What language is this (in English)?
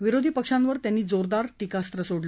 Marathi